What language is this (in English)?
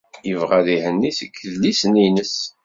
Kabyle